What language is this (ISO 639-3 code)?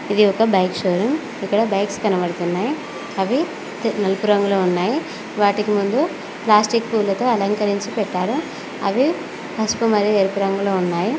tel